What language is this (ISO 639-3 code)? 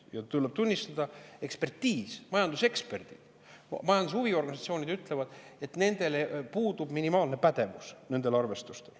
est